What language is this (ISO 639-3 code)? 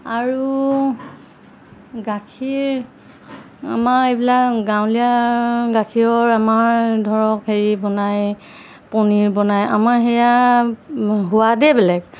asm